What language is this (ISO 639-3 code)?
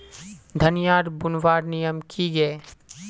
mag